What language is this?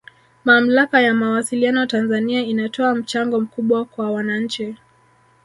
Swahili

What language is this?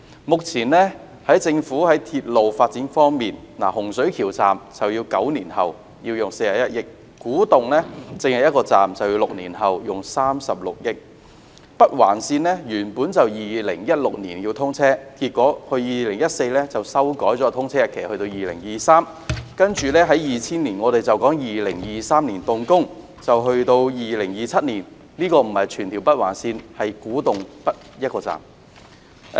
Cantonese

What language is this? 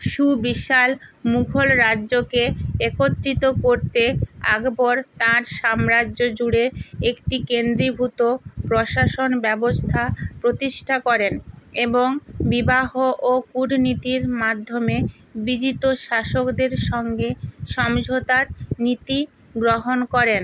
Bangla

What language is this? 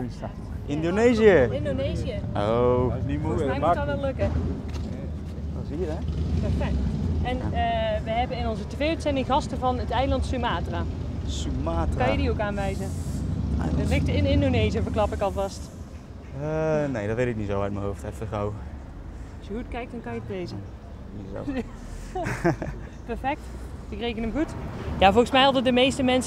Dutch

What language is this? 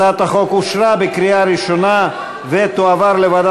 Hebrew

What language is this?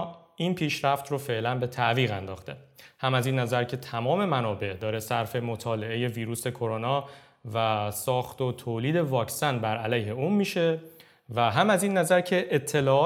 Persian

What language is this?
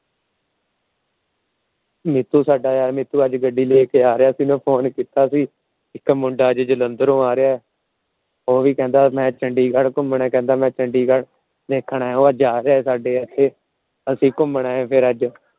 Punjabi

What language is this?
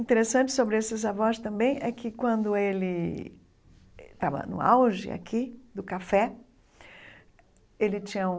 Portuguese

